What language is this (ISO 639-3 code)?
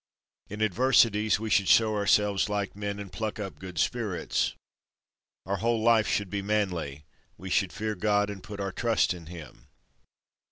eng